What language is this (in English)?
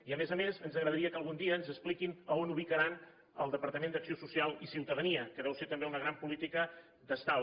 Catalan